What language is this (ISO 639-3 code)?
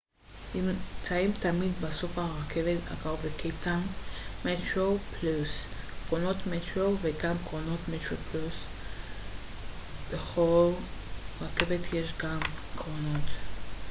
heb